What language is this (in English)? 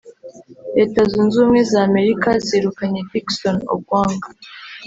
Kinyarwanda